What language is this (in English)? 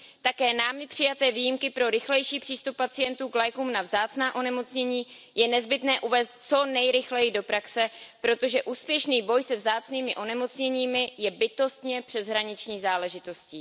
Czech